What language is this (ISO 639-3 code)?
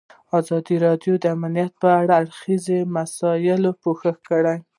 pus